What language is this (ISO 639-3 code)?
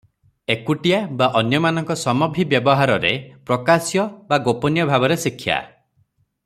ori